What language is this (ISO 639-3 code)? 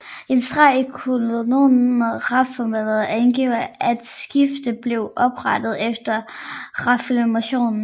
dan